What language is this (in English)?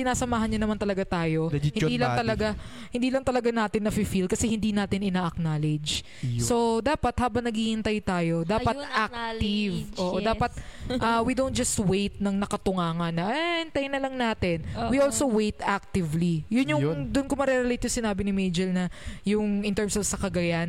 Filipino